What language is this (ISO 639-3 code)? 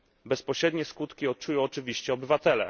pol